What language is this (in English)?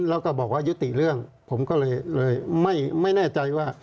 Thai